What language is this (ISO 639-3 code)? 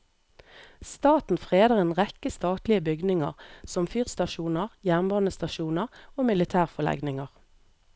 nor